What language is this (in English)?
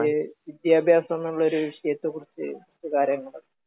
Malayalam